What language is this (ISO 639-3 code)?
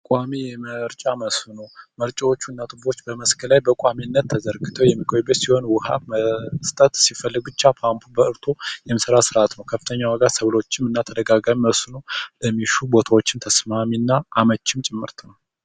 amh